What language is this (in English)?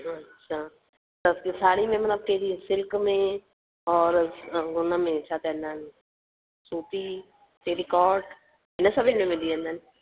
Sindhi